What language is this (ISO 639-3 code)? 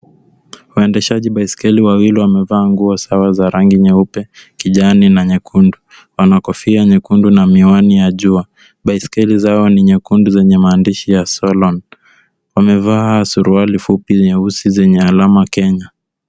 swa